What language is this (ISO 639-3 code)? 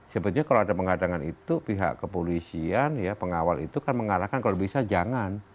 ind